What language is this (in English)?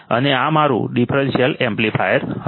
Gujarati